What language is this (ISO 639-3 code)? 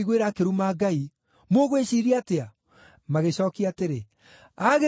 kik